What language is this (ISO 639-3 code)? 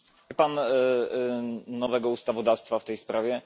pol